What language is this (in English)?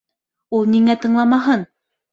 Bashkir